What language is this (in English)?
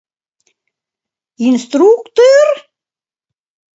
Mari